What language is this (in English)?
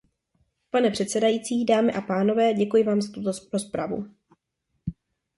Czech